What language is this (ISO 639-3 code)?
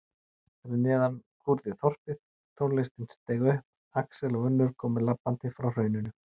isl